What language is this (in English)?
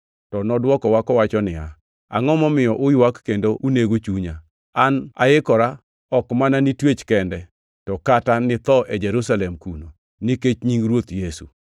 Luo (Kenya and Tanzania)